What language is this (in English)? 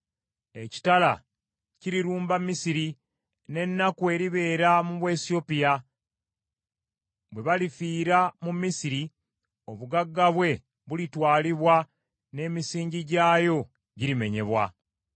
Ganda